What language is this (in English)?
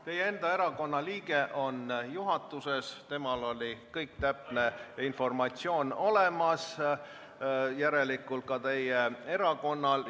Estonian